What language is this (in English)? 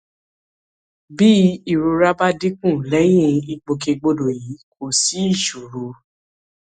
Yoruba